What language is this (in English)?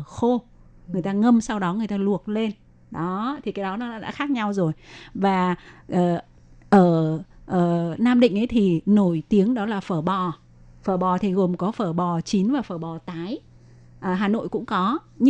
Vietnamese